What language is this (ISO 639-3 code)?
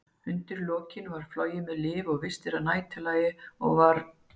isl